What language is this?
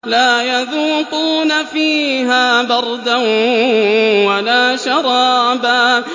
Arabic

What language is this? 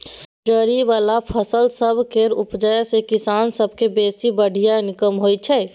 Maithili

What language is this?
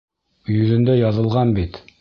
Bashkir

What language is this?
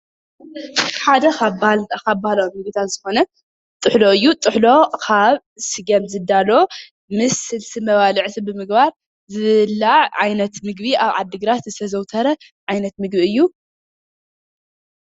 Tigrinya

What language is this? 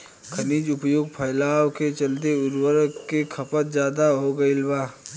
Bhojpuri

